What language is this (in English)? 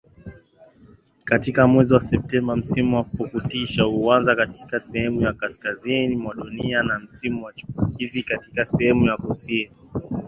Swahili